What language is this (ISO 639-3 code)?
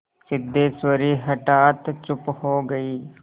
hin